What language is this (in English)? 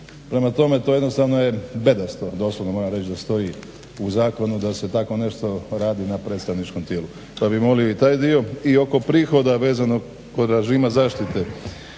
Croatian